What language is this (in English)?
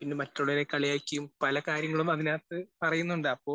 Malayalam